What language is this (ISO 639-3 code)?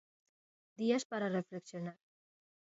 glg